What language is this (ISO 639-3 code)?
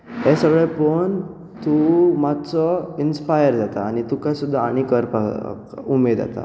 kok